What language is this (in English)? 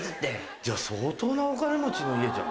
Japanese